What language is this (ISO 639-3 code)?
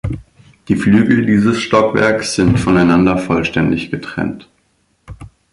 deu